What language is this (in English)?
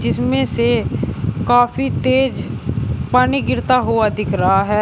Hindi